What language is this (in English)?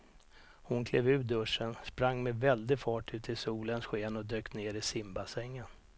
Swedish